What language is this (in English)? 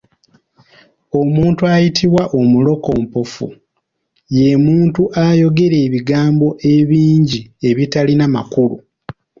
Ganda